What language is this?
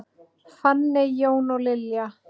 Icelandic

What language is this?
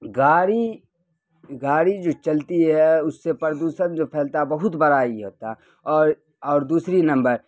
Urdu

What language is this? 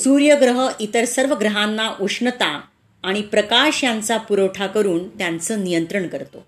Marathi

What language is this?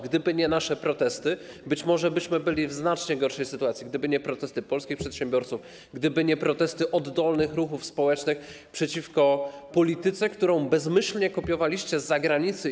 Polish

